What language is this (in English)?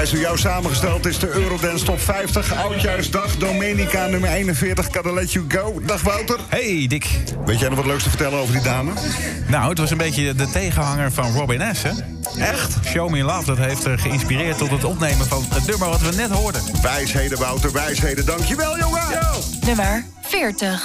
Dutch